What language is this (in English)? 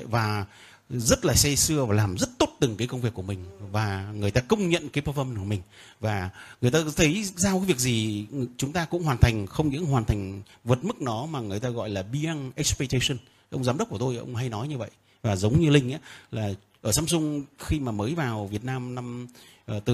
Vietnamese